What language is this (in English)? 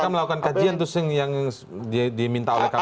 Indonesian